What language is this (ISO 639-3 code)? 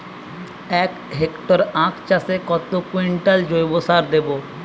ben